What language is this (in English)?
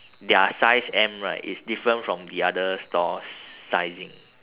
English